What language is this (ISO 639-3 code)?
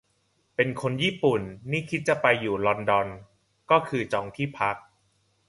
tha